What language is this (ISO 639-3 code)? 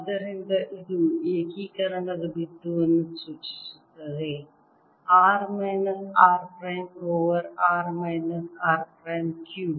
kan